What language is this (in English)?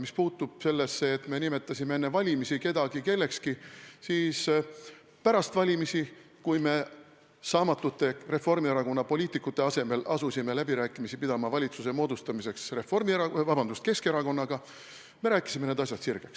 Estonian